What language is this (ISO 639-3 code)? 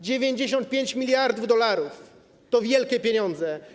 pol